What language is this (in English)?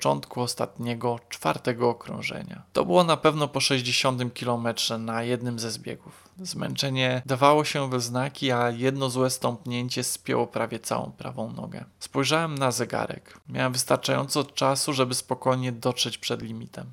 Polish